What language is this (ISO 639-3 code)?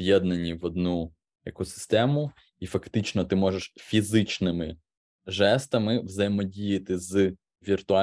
ukr